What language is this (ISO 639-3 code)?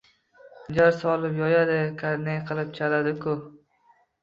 uzb